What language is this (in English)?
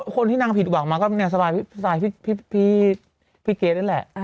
Thai